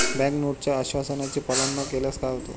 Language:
Marathi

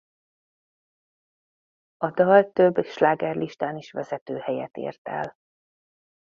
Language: Hungarian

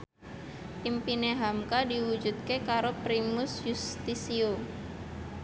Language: Javanese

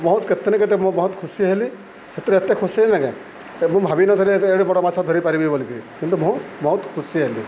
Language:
Odia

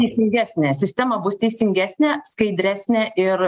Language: Lithuanian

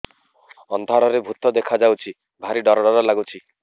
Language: Odia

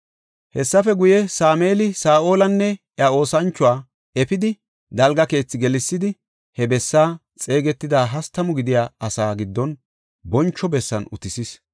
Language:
Gofa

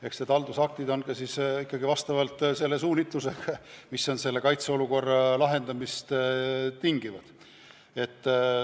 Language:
Estonian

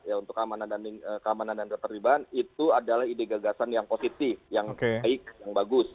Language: Indonesian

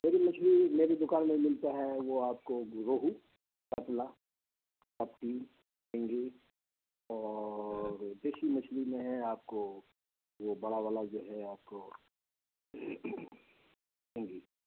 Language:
Urdu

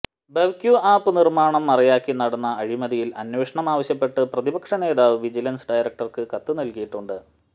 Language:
Malayalam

